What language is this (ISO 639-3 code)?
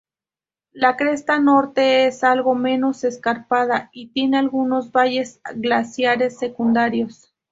spa